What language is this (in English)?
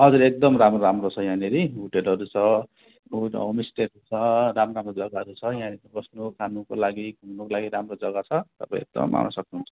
Nepali